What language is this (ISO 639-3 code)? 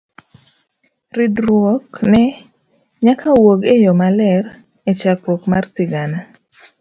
luo